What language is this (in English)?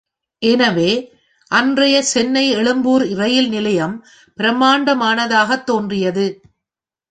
Tamil